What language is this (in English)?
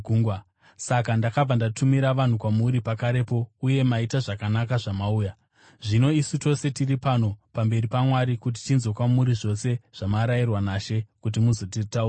Shona